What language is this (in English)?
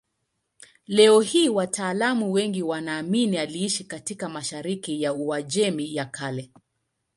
Swahili